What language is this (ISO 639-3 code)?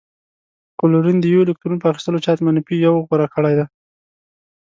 pus